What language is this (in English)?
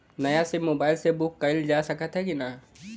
Bhojpuri